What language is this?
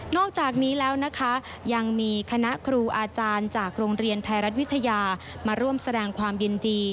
Thai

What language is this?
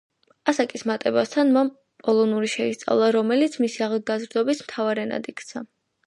Georgian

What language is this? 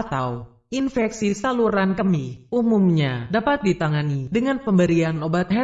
Indonesian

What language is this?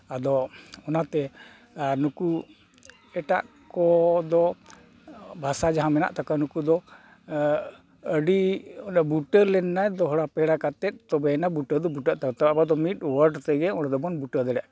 Santali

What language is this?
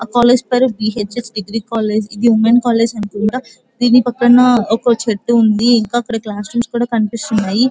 Telugu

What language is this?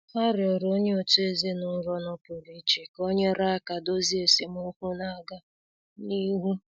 Igbo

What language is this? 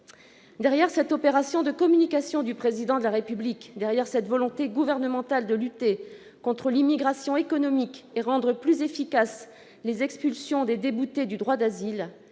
French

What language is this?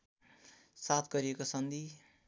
Nepali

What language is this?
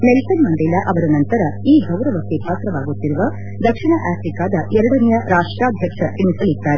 Kannada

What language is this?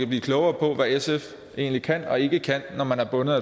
Danish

